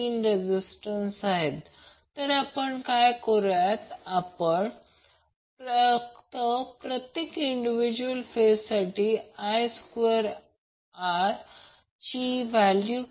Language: Marathi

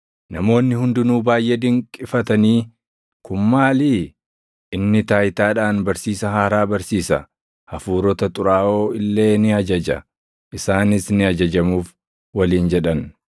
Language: Oromo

